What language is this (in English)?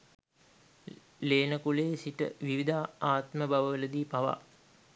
Sinhala